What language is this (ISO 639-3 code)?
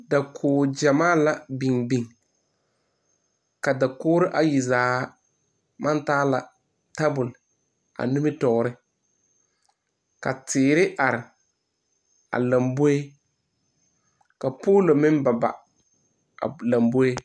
dga